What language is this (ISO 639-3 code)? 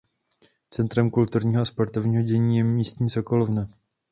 ces